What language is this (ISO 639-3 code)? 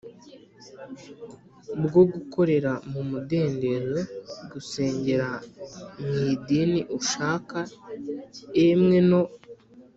kin